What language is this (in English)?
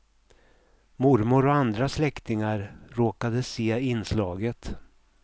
Swedish